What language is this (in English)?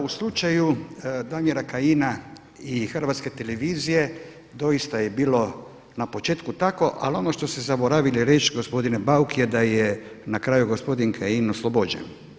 Croatian